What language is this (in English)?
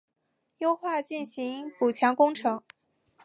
Chinese